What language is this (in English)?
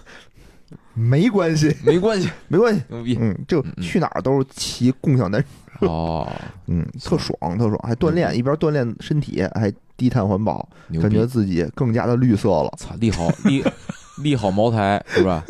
Chinese